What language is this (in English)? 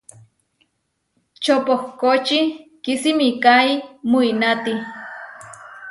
Huarijio